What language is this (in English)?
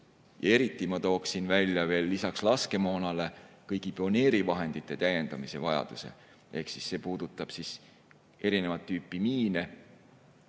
Estonian